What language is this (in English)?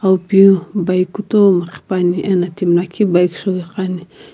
Sumi Naga